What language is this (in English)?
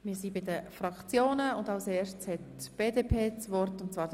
Swiss German